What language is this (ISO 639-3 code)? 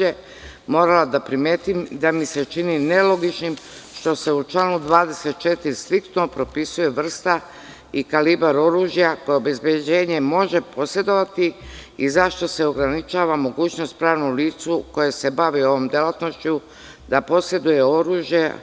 srp